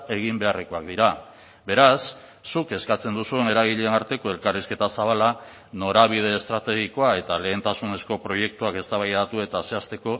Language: Basque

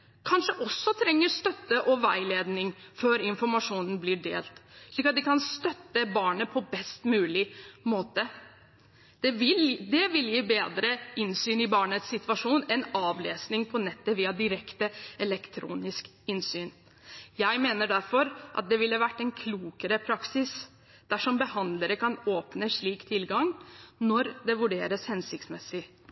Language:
Norwegian Bokmål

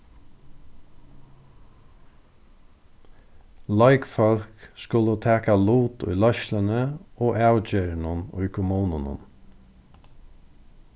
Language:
Faroese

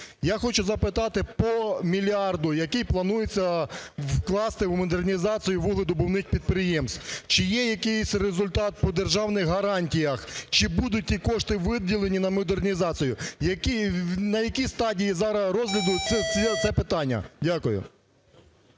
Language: Ukrainian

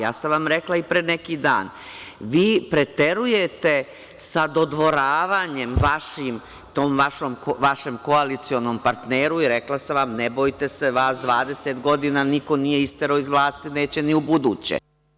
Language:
Serbian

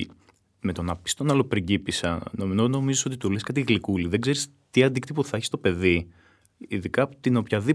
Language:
Greek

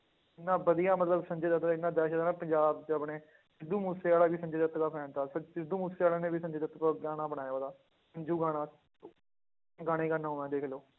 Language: Punjabi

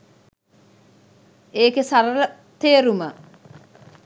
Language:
Sinhala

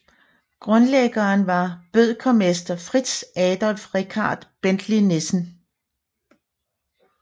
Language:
Danish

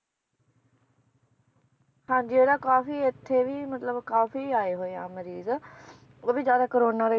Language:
Punjabi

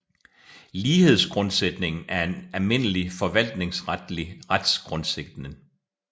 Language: Danish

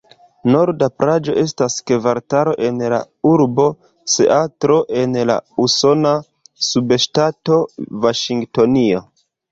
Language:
Esperanto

